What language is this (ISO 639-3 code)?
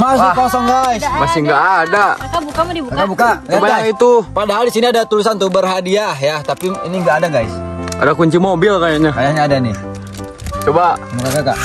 ind